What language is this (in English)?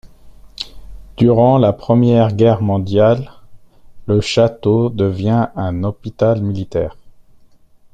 French